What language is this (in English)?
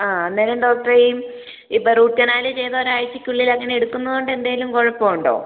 Malayalam